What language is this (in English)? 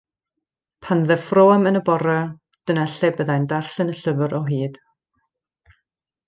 Welsh